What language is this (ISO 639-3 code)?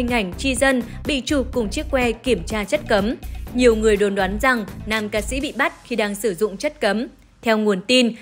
vie